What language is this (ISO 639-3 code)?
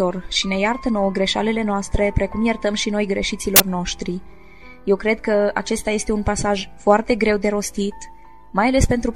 ron